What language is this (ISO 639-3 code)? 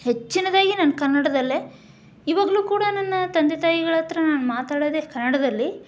kan